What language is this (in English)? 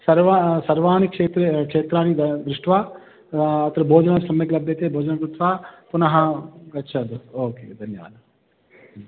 Sanskrit